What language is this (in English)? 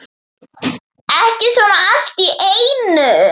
Icelandic